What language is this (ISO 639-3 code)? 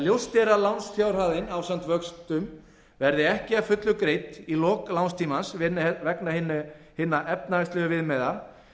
isl